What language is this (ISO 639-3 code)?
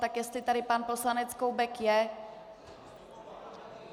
ces